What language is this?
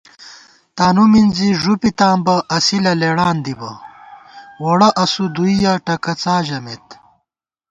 Gawar-Bati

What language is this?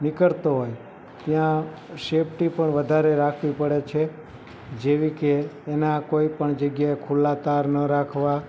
Gujarati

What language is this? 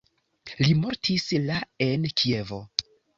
Esperanto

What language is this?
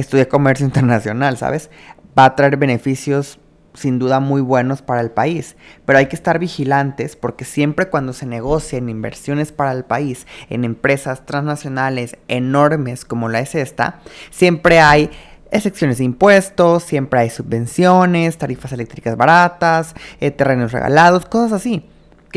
Spanish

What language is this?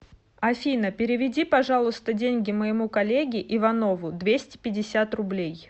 Russian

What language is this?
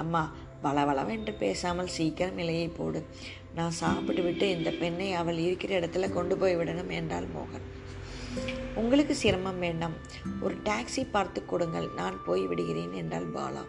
Tamil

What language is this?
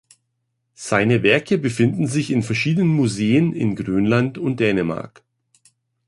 German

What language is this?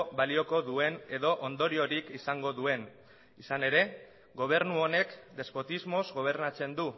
Basque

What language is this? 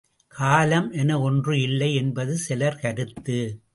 Tamil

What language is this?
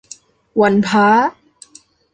Thai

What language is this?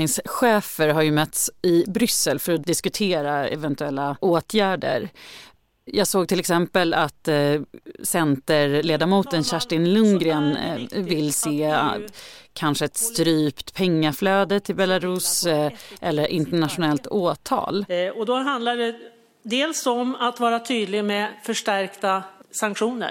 Swedish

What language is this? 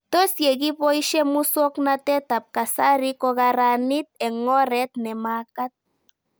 Kalenjin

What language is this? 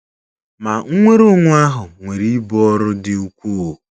Igbo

